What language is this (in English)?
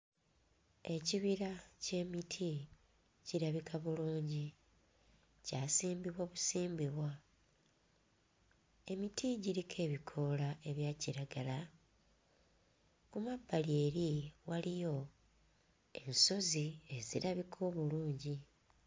Ganda